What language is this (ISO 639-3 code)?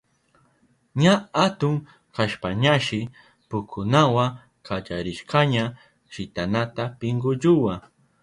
qup